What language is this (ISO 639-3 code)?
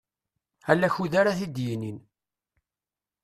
kab